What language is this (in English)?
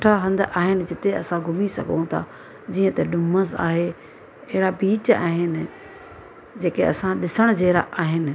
Sindhi